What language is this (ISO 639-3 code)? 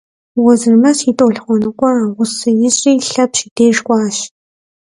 kbd